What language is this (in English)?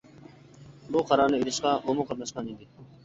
Uyghur